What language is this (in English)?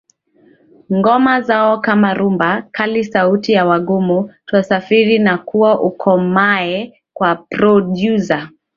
Swahili